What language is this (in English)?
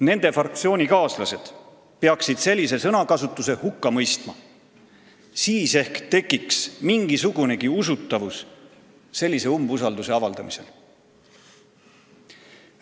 Estonian